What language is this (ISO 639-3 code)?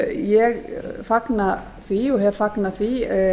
isl